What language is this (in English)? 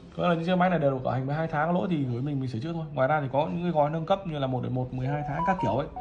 Vietnamese